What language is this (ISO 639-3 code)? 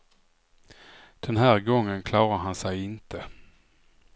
swe